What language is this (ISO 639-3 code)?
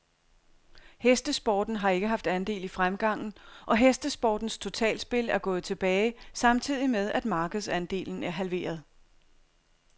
dan